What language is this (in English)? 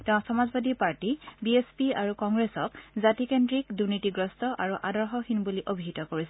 Assamese